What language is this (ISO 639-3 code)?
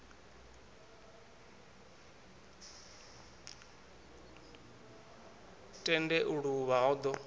ven